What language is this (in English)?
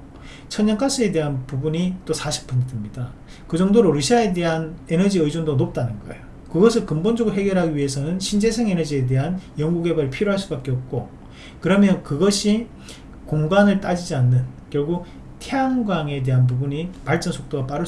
Korean